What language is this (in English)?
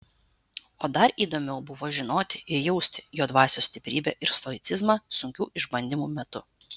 Lithuanian